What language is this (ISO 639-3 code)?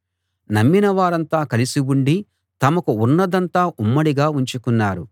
tel